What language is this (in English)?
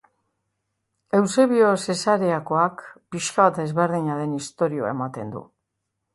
Basque